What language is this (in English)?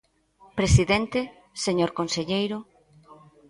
Galician